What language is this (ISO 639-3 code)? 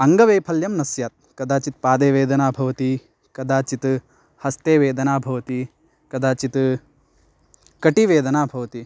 san